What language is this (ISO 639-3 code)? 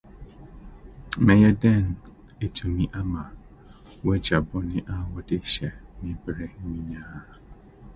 aka